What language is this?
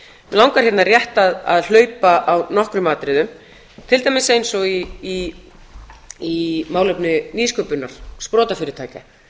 Icelandic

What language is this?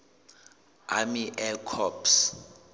Southern Sotho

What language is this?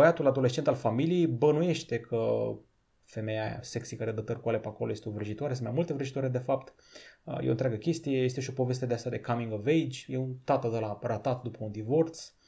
Romanian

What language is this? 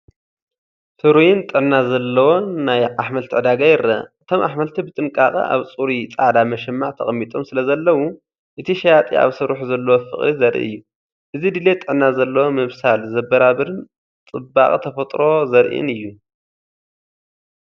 Tigrinya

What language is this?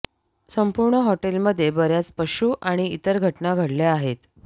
Marathi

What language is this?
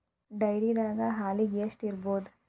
Kannada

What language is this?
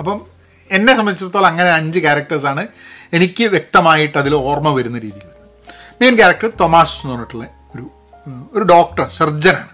Malayalam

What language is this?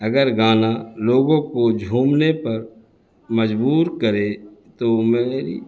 Urdu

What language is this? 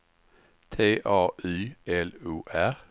Swedish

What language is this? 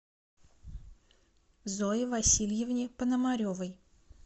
Russian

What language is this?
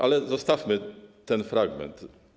Polish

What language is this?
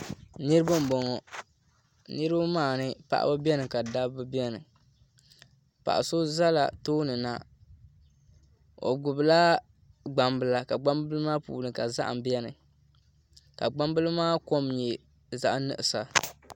Dagbani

